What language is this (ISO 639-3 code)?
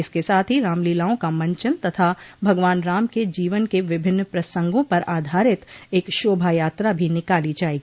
hin